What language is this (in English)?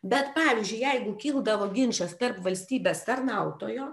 Lithuanian